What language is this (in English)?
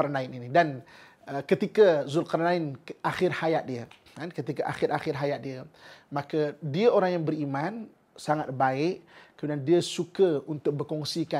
Malay